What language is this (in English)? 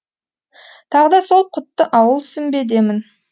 Kazakh